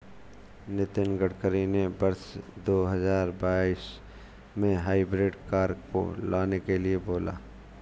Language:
Hindi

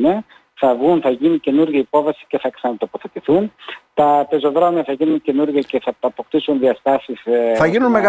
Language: Greek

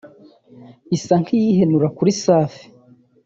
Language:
Kinyarwanda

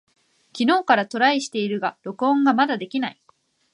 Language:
Japanese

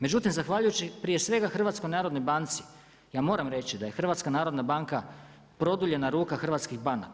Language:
Croatian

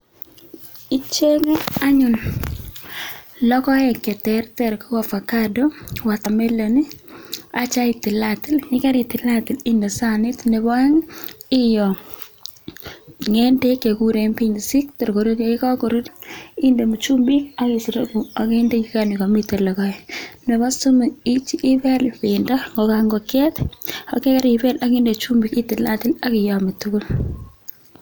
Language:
Kalenjin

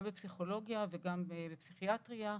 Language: Hebrew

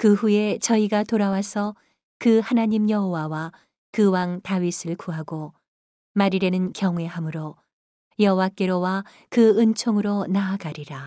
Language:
Korean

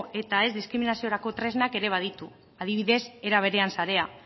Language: Basque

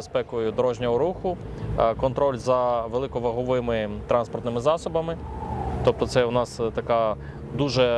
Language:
Ukrainian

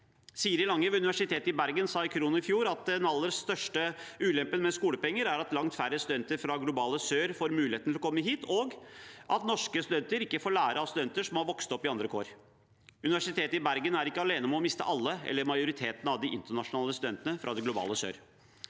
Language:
Norwegian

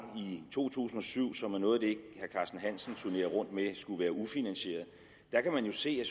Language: Danish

